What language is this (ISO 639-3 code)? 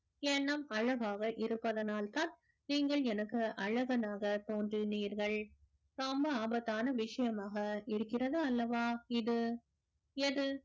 tam